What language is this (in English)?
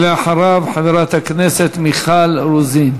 Hebrew